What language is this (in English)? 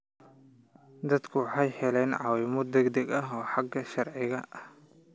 Somali